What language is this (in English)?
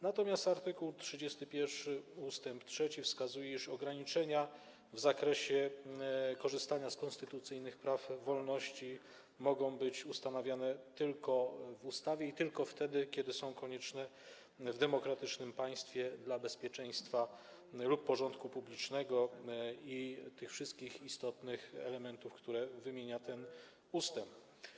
Polish